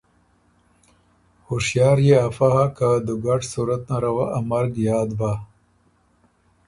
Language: Ormuri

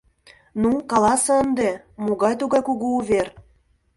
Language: Mari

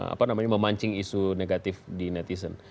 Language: Indonesian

